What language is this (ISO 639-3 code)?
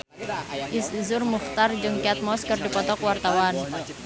sun